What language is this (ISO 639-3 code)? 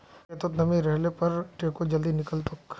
mag